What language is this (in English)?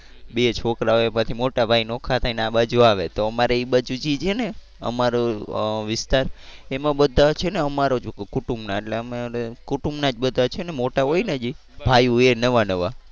Gujarati